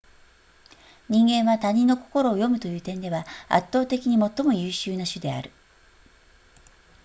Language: Japanese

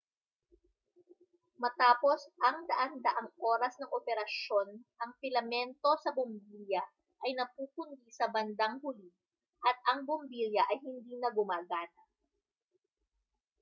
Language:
Filipino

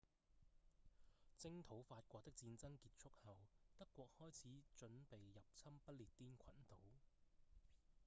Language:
Cantonese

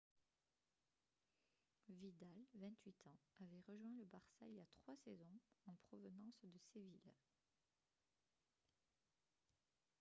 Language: French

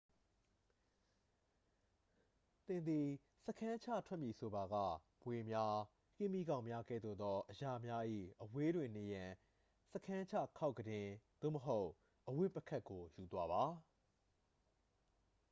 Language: Burmese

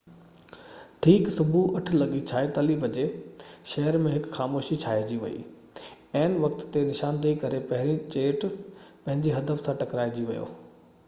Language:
Sindhi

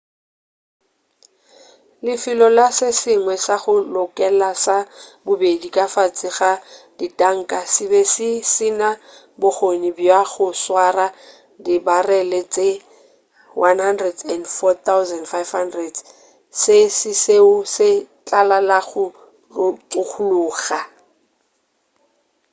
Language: Northern Sotho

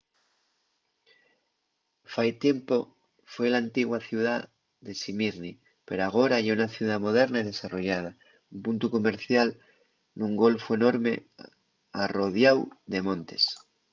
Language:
Asturian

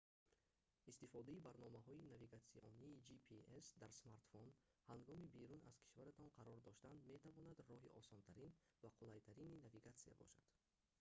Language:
Tajik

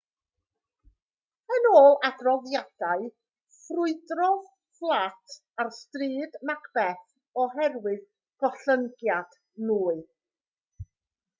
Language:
Welsh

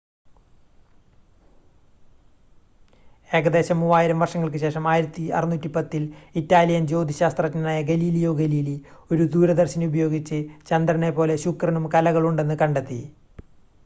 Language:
Malayalam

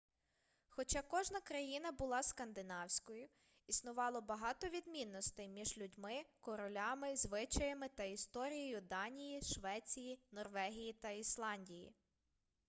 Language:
Ukrainian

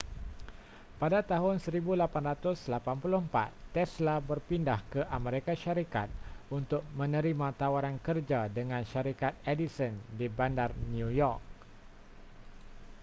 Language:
Malay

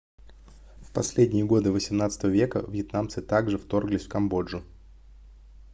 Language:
Russian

